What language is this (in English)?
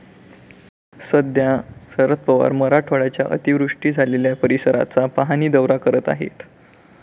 Marathi